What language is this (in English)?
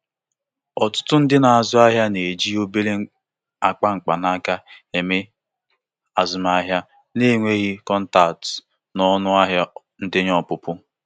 Igbo